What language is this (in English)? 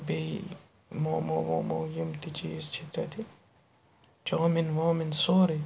Kashmiri